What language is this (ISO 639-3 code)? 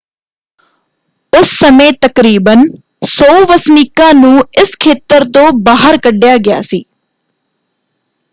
pan